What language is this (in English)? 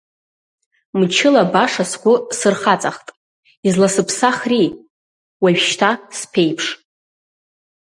Abkhazian